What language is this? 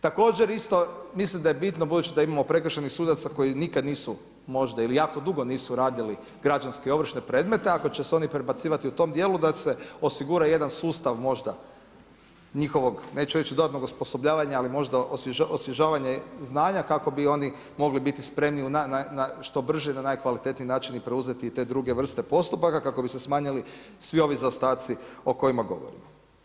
Croatian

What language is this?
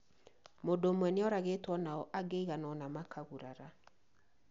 Kikuyu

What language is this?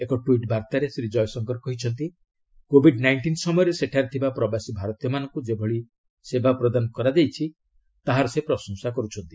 Odia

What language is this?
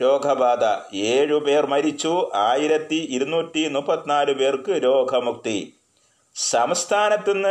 Malayalam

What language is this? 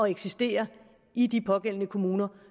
Danish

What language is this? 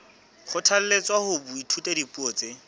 Southern Sotho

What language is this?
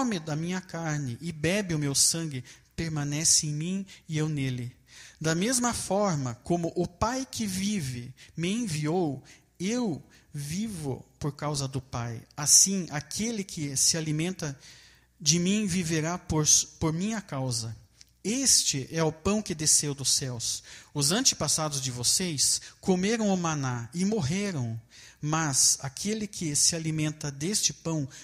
Portuguese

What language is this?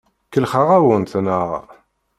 Kabyle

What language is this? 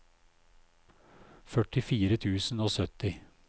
Norwegian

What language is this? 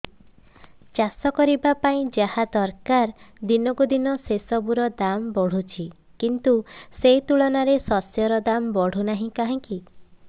Odia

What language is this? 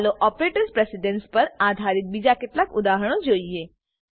Gujarati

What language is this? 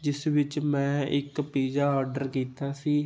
Punjabi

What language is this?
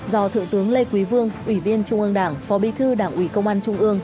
Vietnamese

